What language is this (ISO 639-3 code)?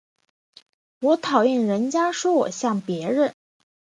zho